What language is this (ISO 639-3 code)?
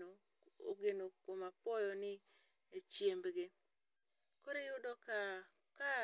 luo